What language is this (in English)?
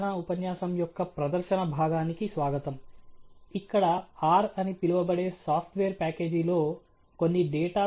Telugu